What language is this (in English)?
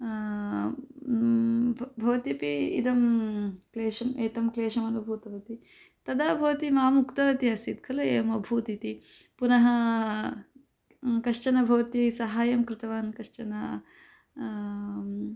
Sanskrit